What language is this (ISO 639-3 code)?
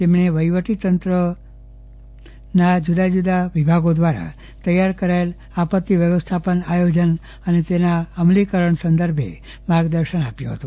guj